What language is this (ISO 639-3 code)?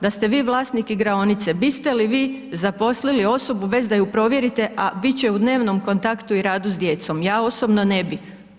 hrv